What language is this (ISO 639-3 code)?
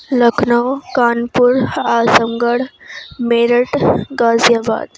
urd